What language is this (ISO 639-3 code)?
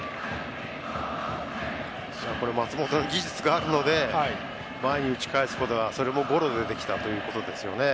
jpn